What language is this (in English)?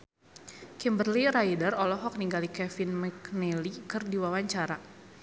Sundanese